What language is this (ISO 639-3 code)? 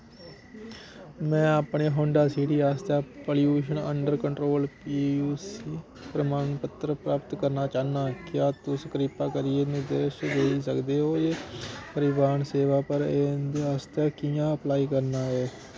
doi